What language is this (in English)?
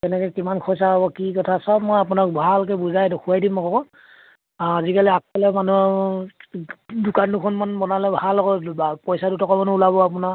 Assamese